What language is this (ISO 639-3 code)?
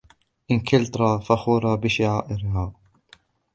ara